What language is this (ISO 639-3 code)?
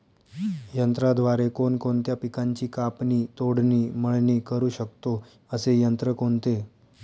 mar